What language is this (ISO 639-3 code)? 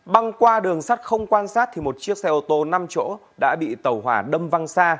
vie